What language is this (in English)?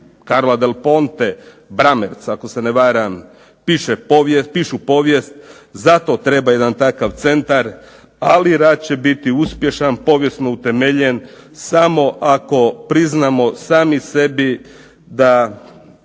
Croatian